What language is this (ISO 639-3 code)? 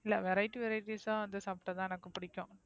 tam